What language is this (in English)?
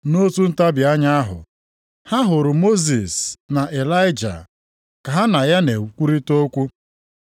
Igbo